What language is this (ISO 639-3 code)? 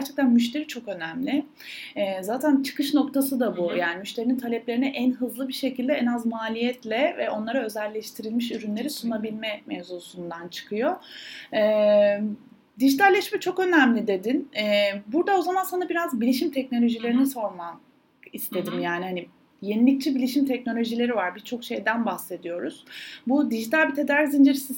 tur